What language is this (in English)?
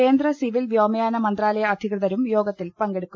Malayalam